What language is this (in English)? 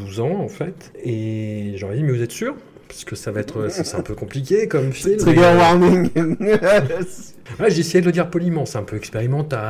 French